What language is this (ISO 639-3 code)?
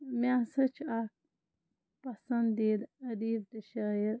kas